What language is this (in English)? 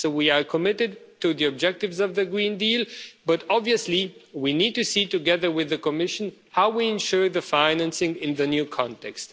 English